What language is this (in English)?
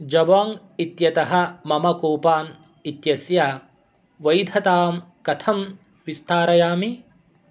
Sanskrit